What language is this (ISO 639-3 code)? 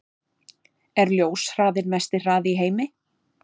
isl